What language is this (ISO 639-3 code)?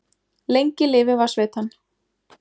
isl